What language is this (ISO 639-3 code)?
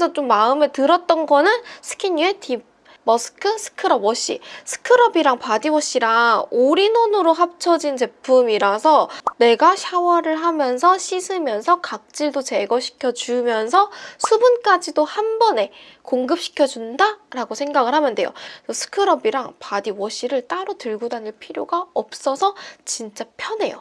kor